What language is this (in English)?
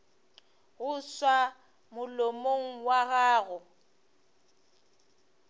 Northern Sotho